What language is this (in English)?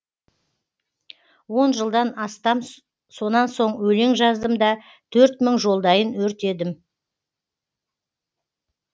Kazakh